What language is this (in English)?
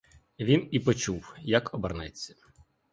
Ukrainian